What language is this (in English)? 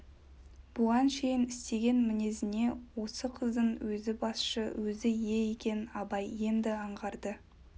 Kazakh